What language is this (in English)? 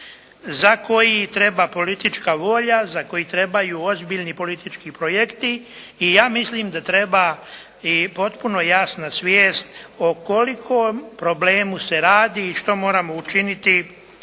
Croatian